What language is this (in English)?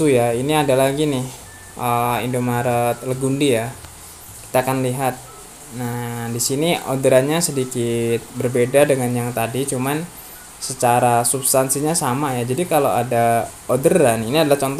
Indonesian